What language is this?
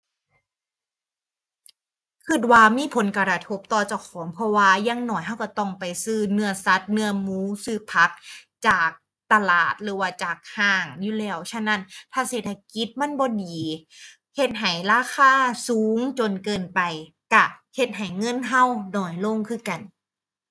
Thai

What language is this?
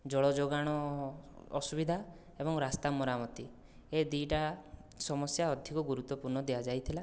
Odia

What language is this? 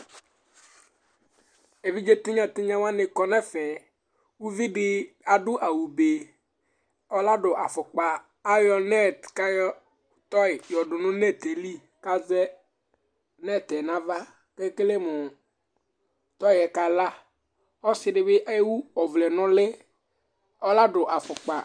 Ikposo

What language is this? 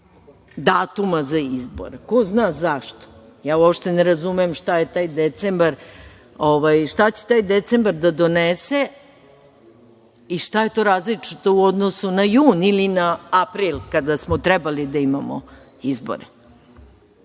Serbian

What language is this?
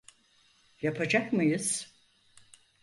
Turkish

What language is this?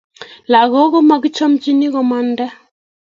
Kalenjin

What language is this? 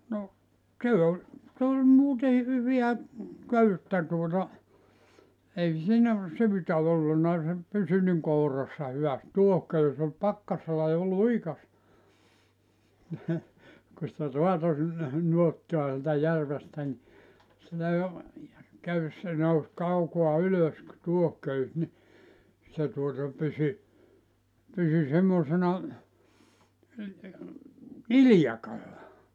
Finnish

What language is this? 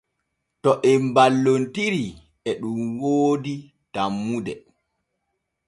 Borgu Fulfulde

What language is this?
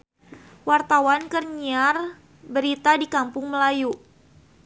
Sundanese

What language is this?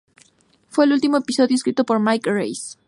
Spanish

